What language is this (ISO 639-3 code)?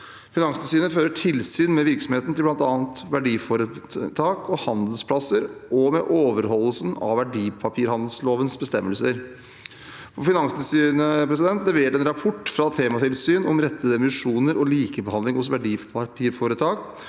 nor